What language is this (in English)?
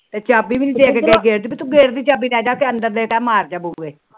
Punjabi